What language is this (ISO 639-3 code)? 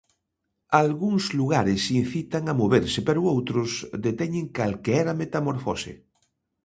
glg